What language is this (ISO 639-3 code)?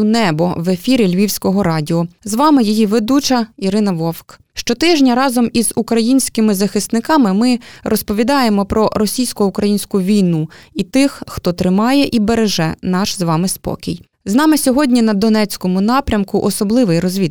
ukr